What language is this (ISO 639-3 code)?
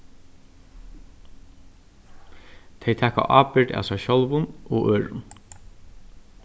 fao